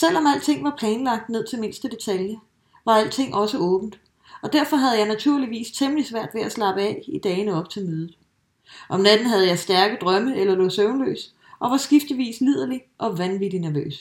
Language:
Danish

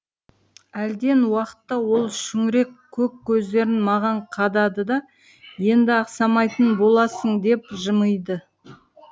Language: Kazakh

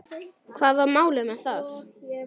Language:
Icelandic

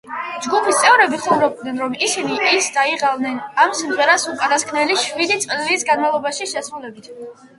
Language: Georgian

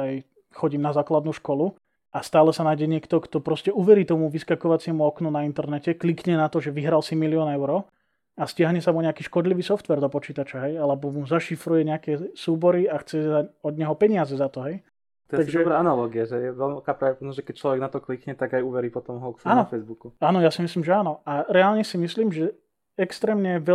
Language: Slovak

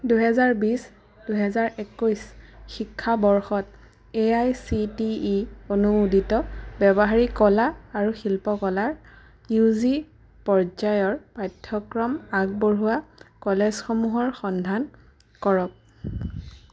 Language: Assamese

